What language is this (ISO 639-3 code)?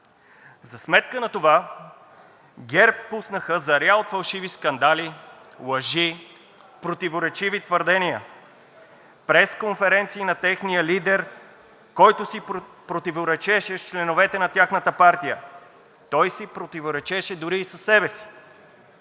bul